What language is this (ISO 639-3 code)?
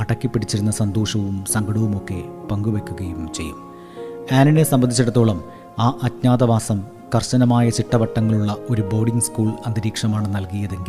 mal